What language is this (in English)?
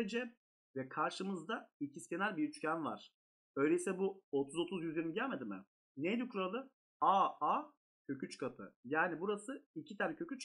Turkish